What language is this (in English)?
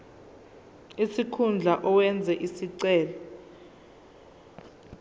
Zulu